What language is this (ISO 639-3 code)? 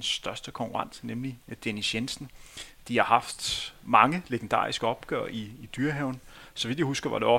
dan